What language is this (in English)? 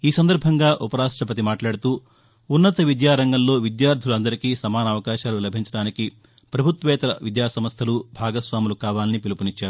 Telugu